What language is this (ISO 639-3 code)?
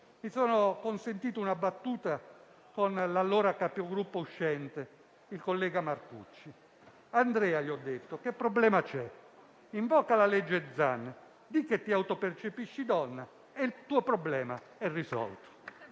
ita